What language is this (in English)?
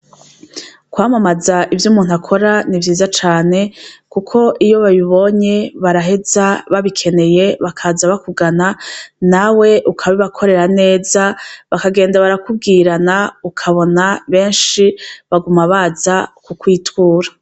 Rundi